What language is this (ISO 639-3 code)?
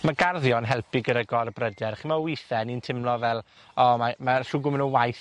cym